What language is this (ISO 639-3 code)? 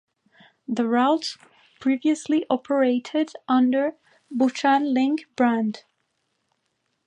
eng